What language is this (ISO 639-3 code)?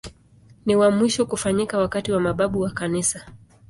swa